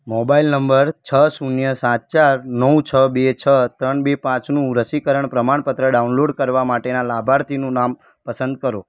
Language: Gujarati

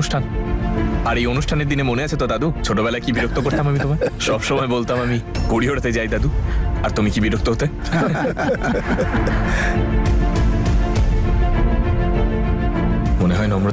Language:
Bangla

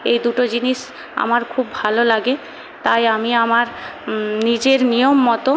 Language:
Bangla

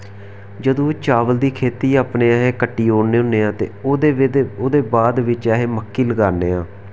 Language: Dogri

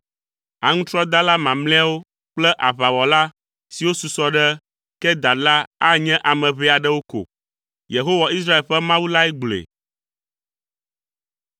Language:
Ewe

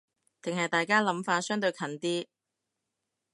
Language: Cantonese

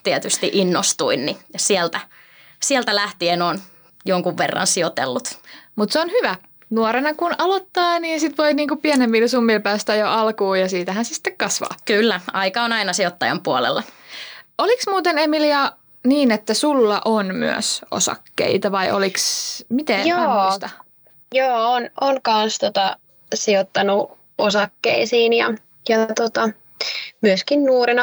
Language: Finnish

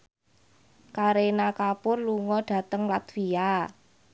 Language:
Javanese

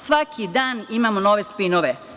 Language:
Serbian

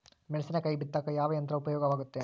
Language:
Kannada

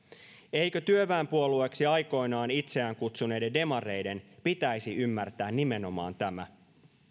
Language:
Finnish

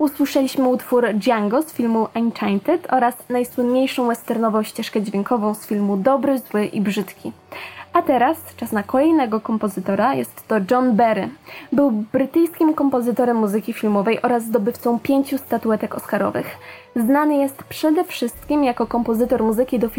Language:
Polish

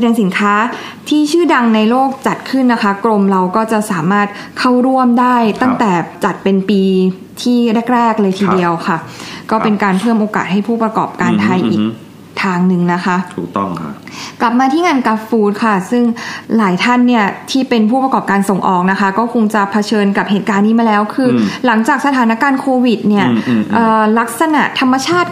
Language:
Thai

